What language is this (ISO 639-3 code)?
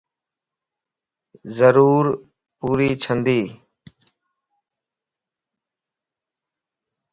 lss